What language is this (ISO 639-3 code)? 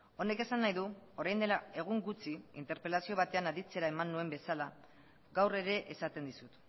eus